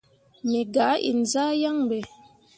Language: Mundang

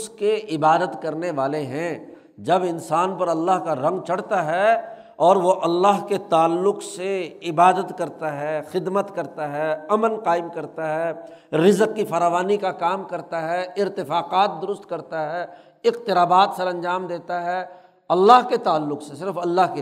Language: Urdu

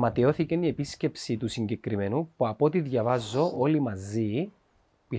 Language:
Greek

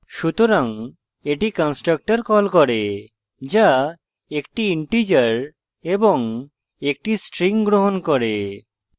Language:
Bangla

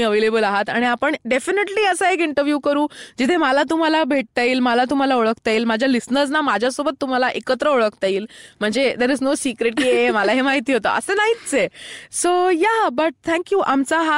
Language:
Marathi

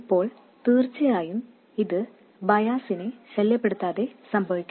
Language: Malayalam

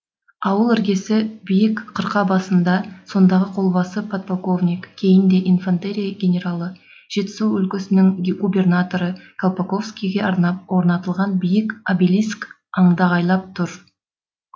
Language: Kazakh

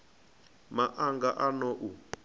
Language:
Venda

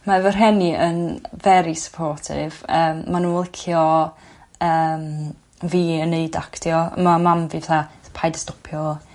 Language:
Welsh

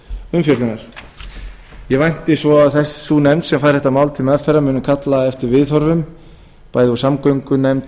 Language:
Icelandic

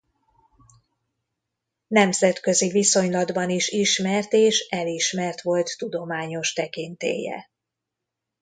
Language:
Hungarian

